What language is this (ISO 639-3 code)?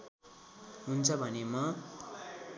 nep